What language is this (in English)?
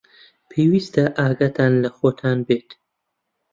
Central Kurdish